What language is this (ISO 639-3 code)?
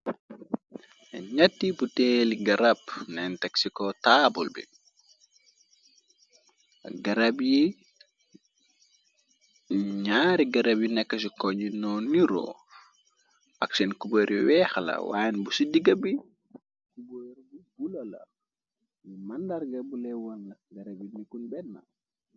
wol